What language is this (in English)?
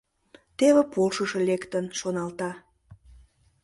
Mari